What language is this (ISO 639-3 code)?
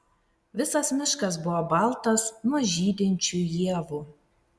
lit